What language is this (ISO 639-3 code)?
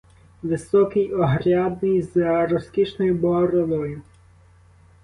ukr